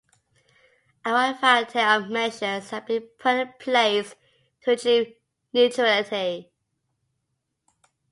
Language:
English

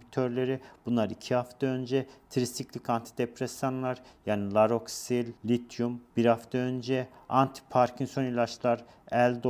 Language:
Turkish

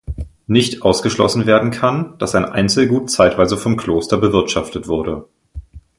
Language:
German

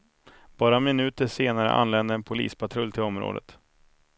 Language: Swedish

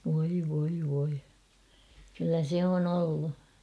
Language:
Finnish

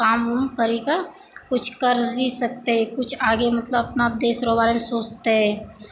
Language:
Maithili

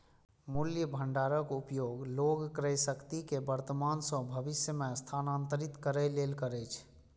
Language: Maithili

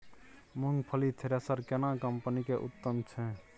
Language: Maithili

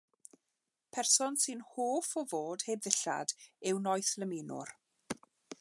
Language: Welsh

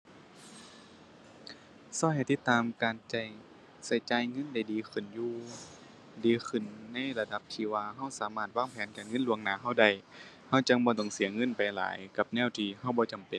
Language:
Thai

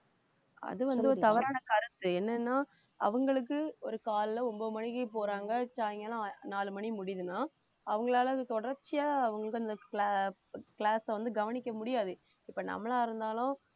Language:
Tamil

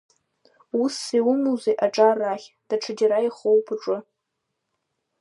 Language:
Abkhazian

